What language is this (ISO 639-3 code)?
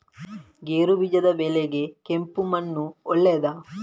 kan